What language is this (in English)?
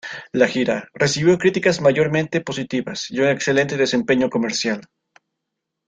Spanish